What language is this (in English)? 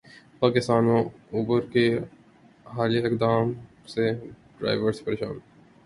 Urdu